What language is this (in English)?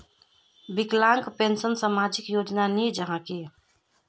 Magahi